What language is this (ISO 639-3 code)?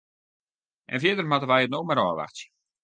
fry